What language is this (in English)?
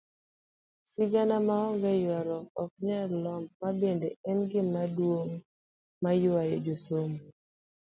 Luo (Kenya and Tanzania)